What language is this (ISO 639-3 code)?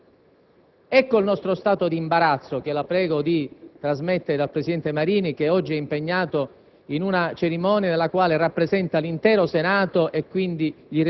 ita